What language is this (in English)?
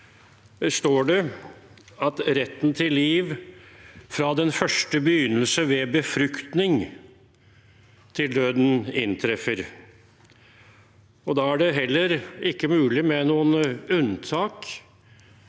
Norwegian